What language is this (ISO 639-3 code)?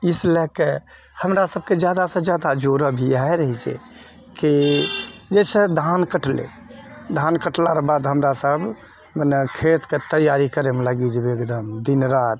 mai